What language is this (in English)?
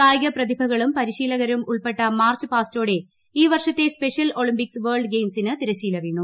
Malayalam